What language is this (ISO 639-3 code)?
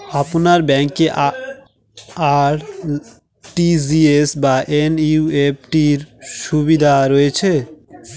ben